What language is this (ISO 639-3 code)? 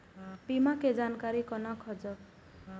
mai